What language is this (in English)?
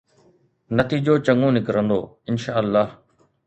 Sindhi